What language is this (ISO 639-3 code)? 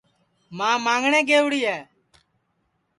ssi